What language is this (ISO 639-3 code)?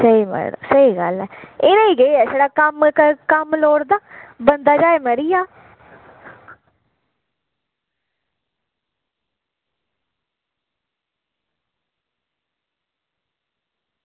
doi